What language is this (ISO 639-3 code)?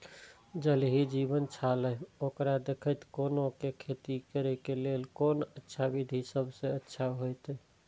mai